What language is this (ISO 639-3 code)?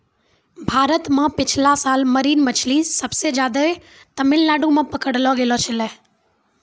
mai